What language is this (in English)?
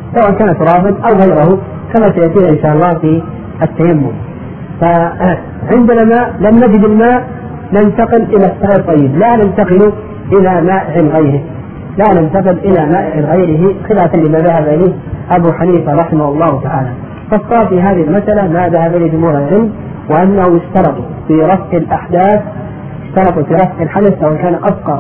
Arabic